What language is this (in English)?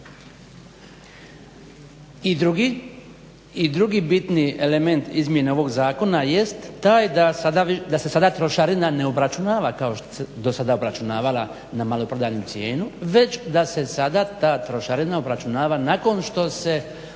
Croatian